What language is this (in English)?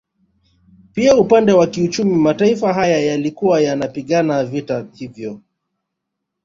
Swahili